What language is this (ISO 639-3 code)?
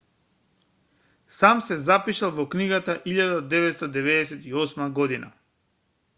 mkd